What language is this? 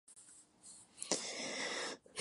Spanish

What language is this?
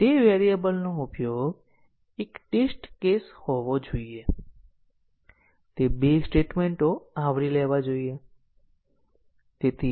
Gujarati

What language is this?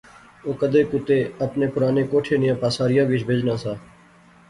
Pahari-Potwari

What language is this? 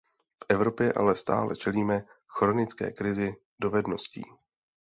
Czech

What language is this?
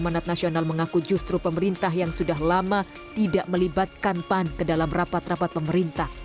Indonesian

